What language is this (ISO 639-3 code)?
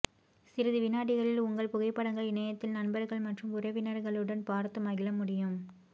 tam